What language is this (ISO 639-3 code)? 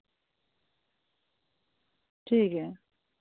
doi